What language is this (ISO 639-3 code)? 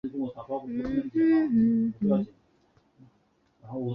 zho